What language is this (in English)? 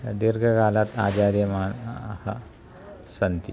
Sanskrit